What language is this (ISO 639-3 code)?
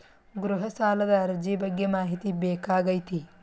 kan